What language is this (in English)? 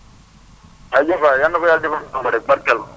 Wolof